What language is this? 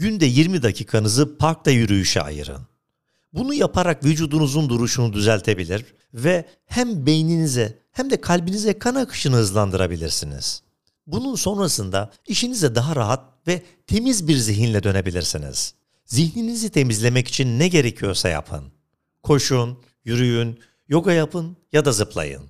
Turkish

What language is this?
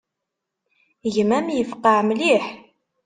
Kabyle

